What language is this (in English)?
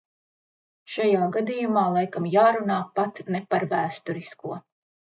Latvian